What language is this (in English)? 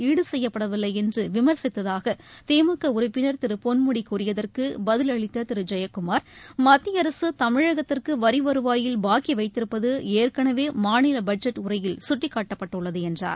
Tamil